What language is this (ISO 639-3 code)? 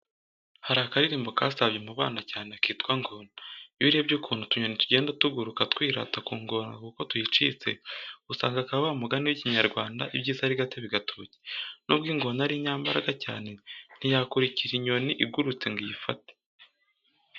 kin